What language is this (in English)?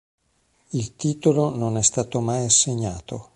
Italian